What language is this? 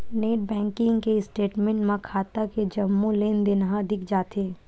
Chhattisgarhi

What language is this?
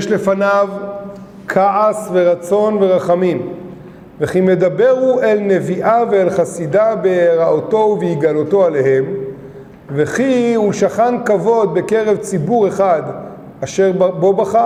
Hebrew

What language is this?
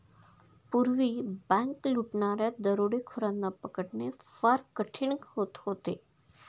Marathi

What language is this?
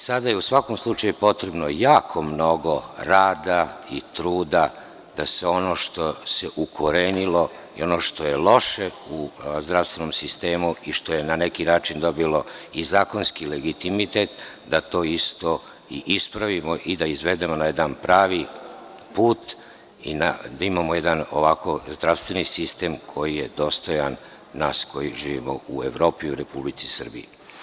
Serbian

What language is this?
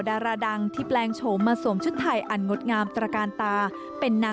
Thai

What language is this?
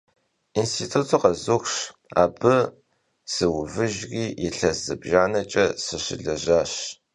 Kabardian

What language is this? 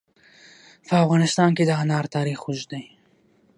Pashto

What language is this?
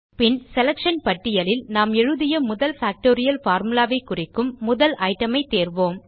Tamil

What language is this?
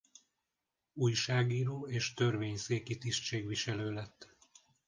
Hungarian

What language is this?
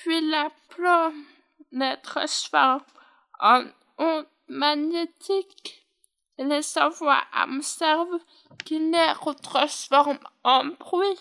French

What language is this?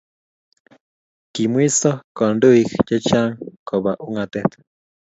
Kalenjin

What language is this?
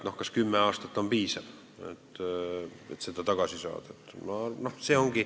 Estonian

